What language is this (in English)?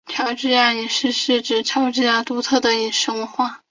Chinese